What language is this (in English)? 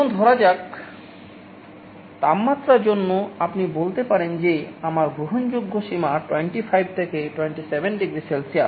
Bangla